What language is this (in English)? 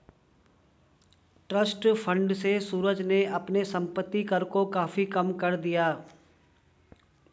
Hindi